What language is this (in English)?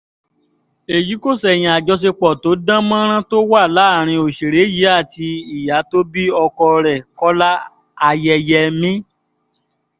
Yoruba